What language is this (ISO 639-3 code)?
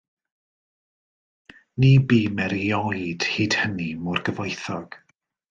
cym